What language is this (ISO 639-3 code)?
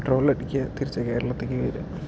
mal